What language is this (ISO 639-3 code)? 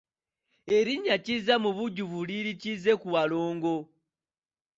lug